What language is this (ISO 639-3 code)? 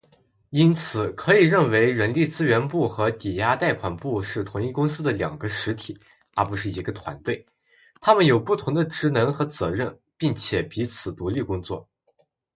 zho